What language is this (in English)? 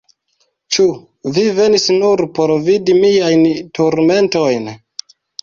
Esperanto